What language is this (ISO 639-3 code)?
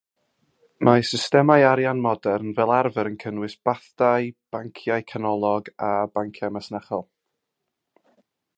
cym